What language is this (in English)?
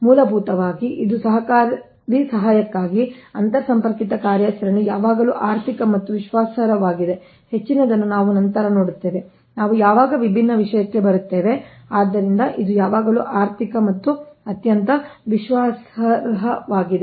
Kannada